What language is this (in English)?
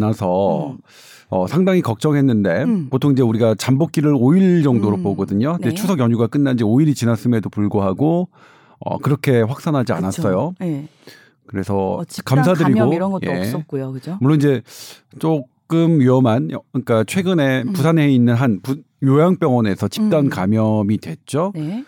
Korean